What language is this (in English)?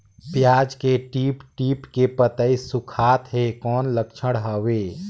Chhattisgarhi